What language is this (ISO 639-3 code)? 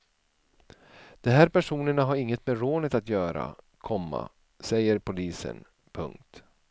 swe